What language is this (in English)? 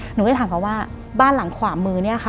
Thai